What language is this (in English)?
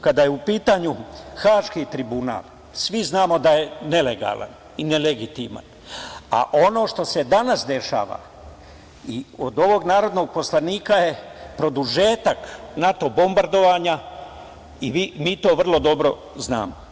Serbian